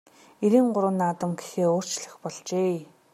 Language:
Mongolian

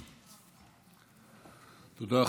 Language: Hebrew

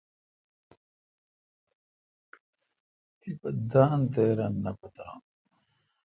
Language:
Kalkoti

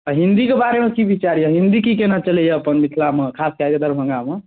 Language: Maithili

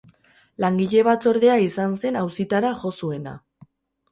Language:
Basque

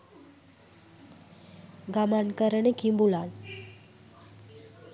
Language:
Sinhala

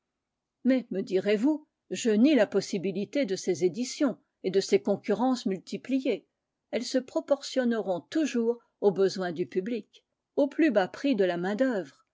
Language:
French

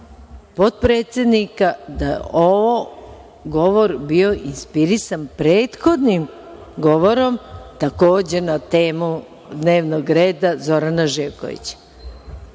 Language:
Serbian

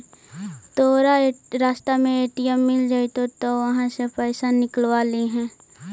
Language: Magahi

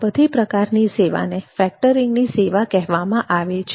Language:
Gujarati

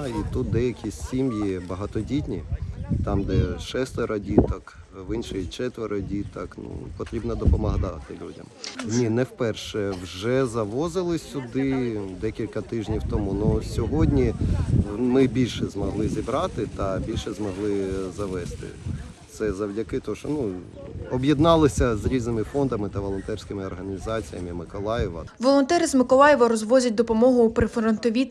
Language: Ukrainian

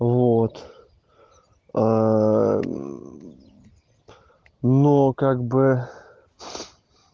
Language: Russian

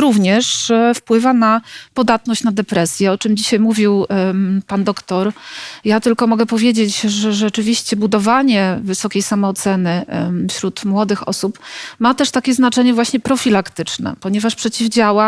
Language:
Polish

